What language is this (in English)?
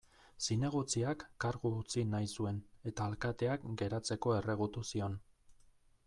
Basque